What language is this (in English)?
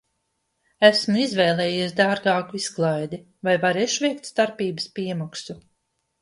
Latvian